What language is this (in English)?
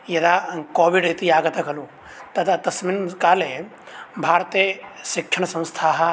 Sanskrit